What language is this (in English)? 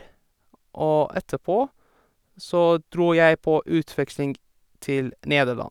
Norwegian